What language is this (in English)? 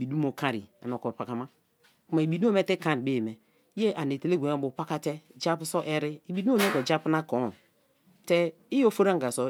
Kalabari